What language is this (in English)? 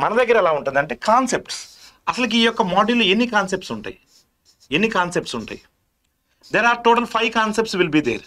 Telugu